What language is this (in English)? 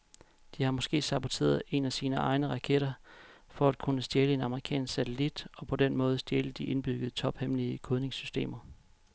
Danish